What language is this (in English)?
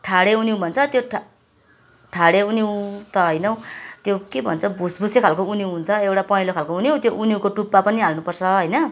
Nepali